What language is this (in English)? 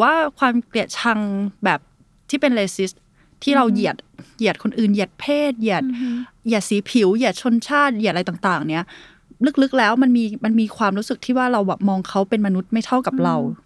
Thai